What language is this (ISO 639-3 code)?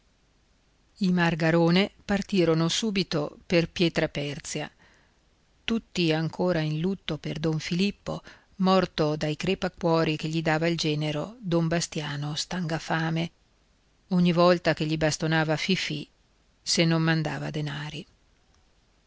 ita